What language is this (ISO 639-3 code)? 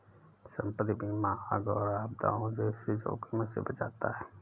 hin